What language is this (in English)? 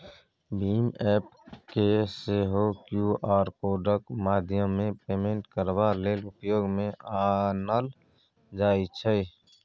Maithili